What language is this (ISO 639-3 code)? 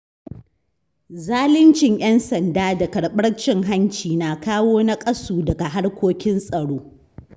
hau